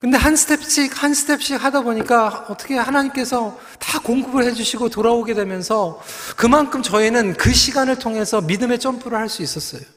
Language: Korean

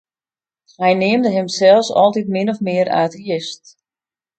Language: Western Frisian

